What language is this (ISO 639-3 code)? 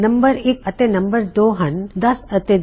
pan